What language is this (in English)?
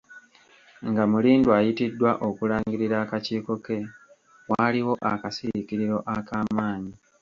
Ganda